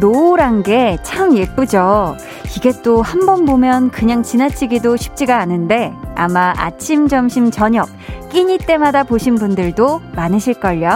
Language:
Korean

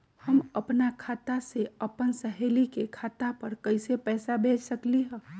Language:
Magahi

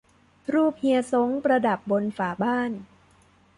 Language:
Thai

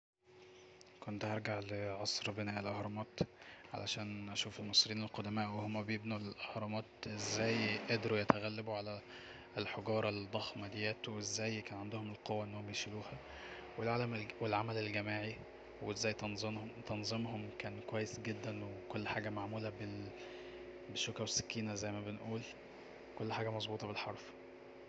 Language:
Egyptian Arabic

